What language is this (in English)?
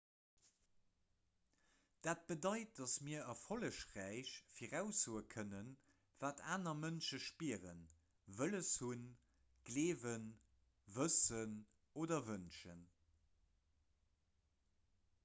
Luxembourgish